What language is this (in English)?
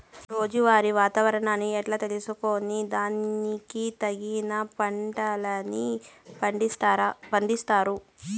Telugu